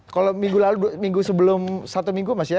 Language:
Indonesian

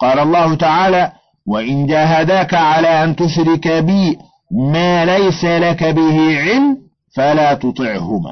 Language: Arabic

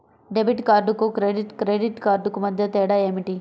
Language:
Telugu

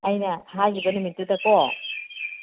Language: Manipuri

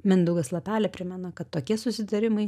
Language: Lithuanian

